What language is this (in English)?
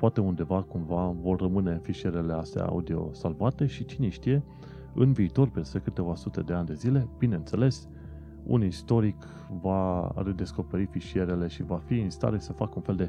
Romanian